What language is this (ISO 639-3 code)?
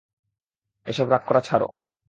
ben